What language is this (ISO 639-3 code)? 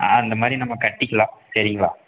tam